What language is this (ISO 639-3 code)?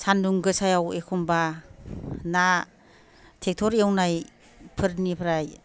brx